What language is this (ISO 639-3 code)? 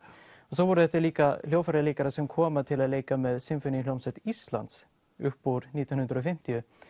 isl